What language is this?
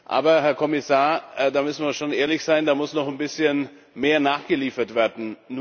German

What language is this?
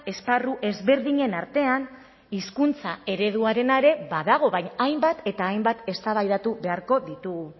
Basque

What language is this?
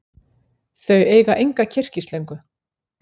Icelandic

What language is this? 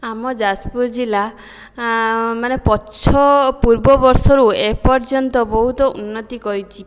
Odia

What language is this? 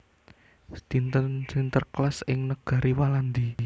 Javanese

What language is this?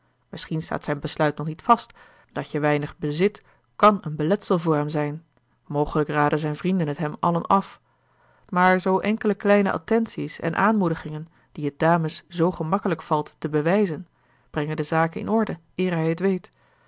Dutch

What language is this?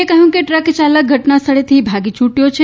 Gujarati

